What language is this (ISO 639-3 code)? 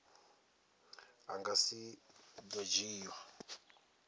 ven